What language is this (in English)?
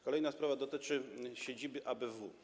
Polish